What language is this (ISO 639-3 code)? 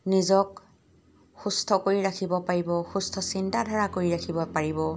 asm